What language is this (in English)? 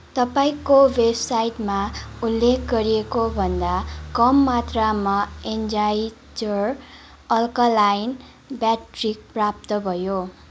Nepali